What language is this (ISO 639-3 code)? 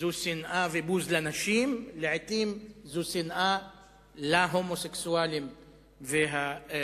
heb